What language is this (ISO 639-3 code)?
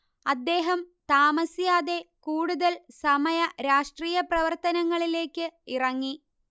mal